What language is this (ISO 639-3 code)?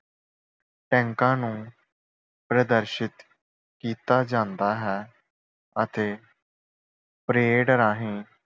pan